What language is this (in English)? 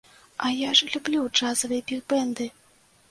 Belarusian